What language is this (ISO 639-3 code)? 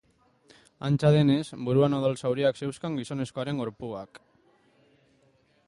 eus